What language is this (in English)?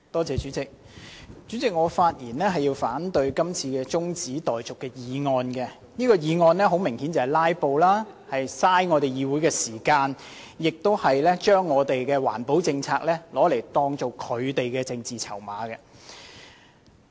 Cantonese